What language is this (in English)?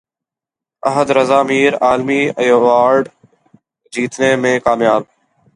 Urdu